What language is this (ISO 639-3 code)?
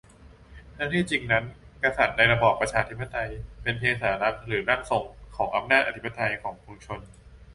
tha